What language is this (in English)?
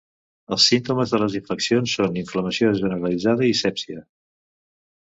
Catalan